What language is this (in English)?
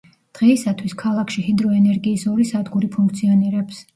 Georgian